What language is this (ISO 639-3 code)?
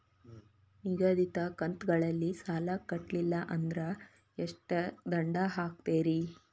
kan